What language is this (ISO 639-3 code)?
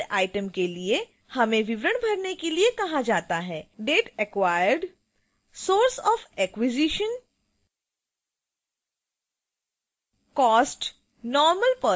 hin